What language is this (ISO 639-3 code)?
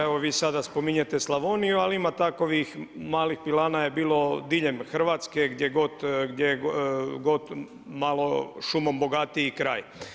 hrv